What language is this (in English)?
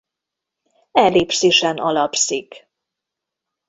Hungarian